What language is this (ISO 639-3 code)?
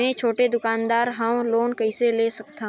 hne